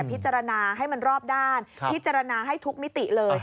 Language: Thai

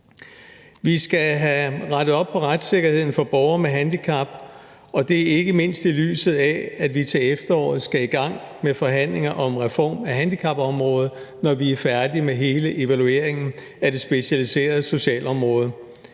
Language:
Danish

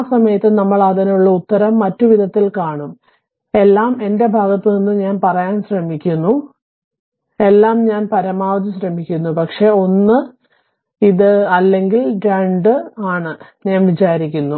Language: Malayalam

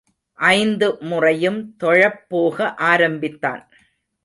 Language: Tamil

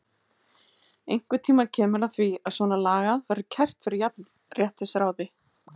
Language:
Icelandic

